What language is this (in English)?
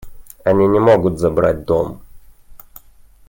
Russian